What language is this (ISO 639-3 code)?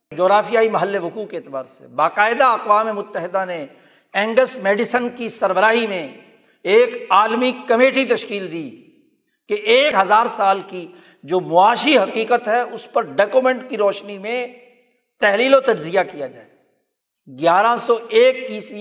urd